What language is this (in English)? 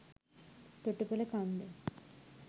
Sinhala